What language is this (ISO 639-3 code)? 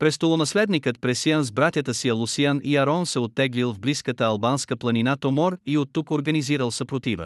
bul